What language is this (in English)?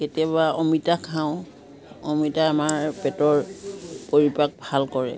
Assamese